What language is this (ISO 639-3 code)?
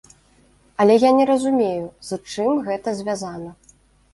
bel